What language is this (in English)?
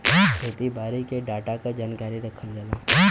Bhojpuri